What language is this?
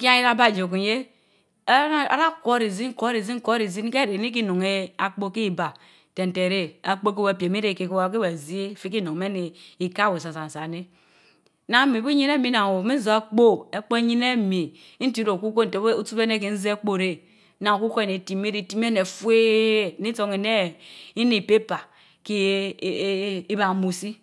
Mbe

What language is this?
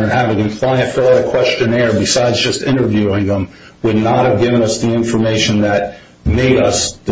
English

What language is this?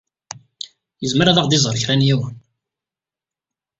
Kabyle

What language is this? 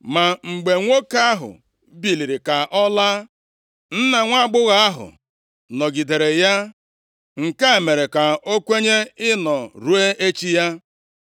Igbo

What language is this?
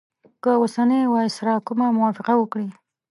Pashto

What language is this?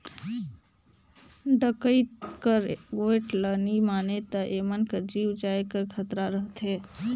Chhattisgarhi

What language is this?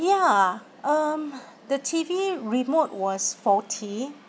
English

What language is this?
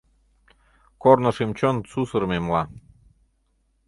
Mari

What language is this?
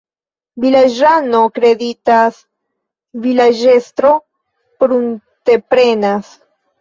Esperanto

